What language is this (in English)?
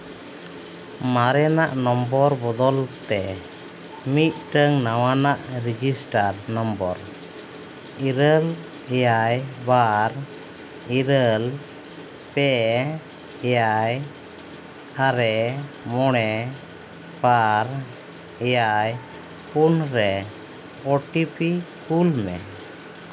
Santali